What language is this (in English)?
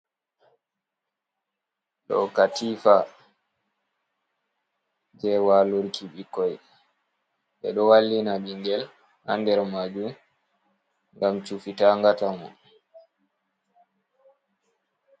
Fula